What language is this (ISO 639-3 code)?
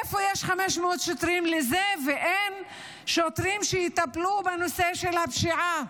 heb